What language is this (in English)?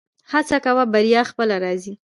Pashto